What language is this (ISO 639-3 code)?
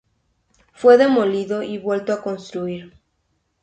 spa